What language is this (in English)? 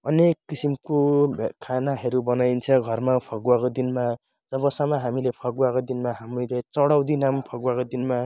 Nepali